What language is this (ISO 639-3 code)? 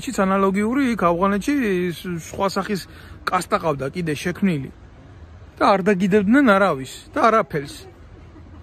ron